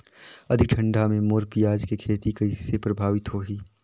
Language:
Chhattisgarhi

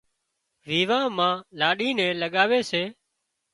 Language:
Wadiyara Koli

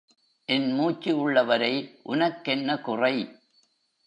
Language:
Tamil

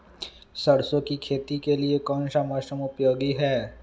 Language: Magahi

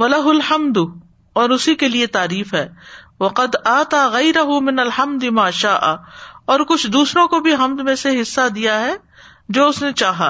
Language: Urdu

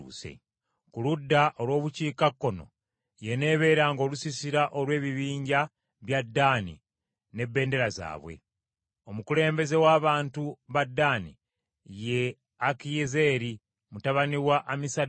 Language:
Ganda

